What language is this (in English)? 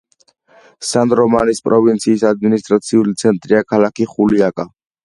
Georgian